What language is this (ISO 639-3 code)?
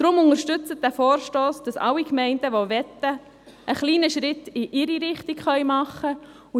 gsw